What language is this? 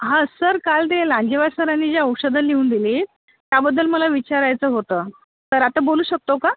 Marathi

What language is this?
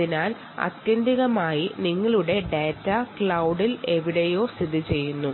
Malayalam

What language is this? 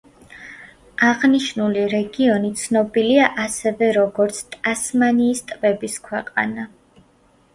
Georgian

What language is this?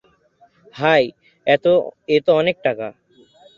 Bangla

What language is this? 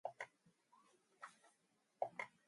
Mongolian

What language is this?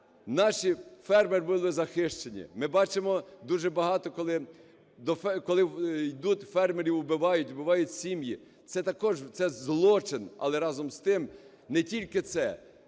Ukrainian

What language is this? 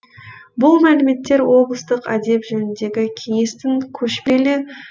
Kazakh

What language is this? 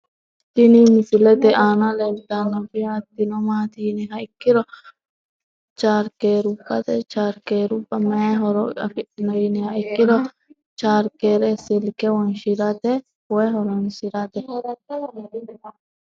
Sidamo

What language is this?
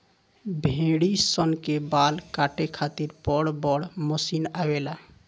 Bhojpuri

